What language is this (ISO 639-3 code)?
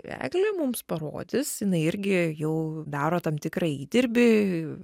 lit